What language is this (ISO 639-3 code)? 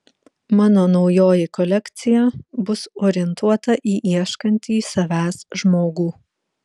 lit